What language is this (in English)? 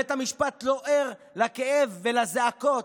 Hebrew